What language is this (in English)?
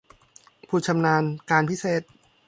Thai